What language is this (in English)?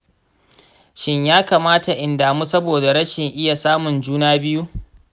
Hausa